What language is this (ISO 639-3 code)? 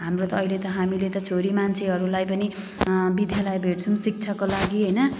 nep